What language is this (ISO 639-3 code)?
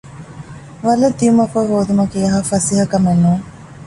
div